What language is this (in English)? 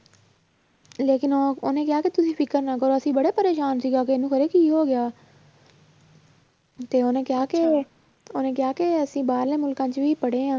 Punjabi